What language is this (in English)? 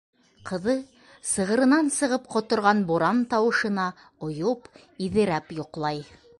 Bashkir